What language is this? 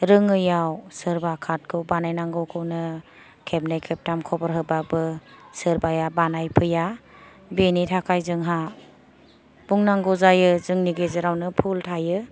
Bodo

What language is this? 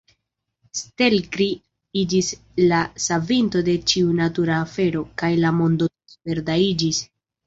Esperanto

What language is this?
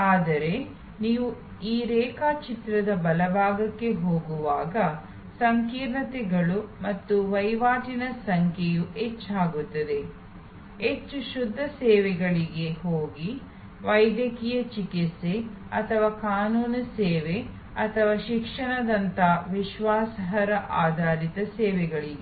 Kannada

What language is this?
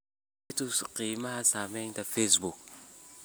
Somali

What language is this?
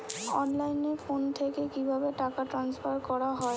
Bangla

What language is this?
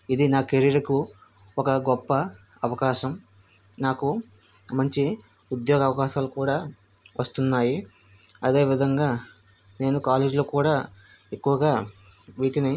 Telugu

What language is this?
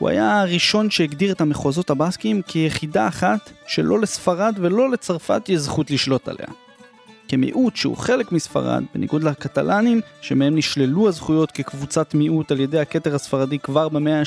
Hebrew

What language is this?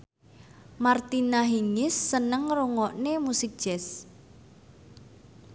Javanese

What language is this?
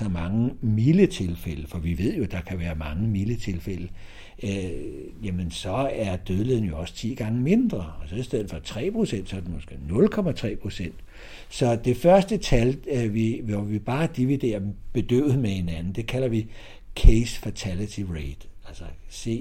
Danish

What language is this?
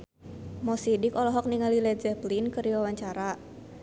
Sundanese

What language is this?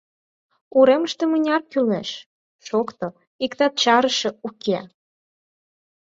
Mari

